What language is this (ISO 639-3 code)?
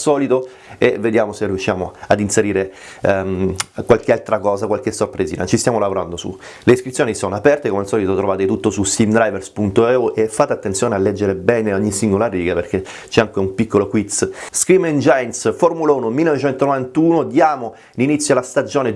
ita